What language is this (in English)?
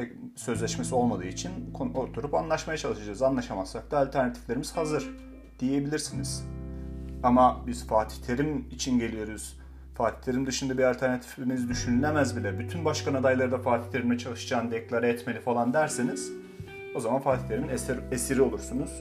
Turkish